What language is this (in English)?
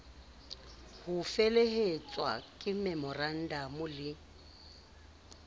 Southern Sotho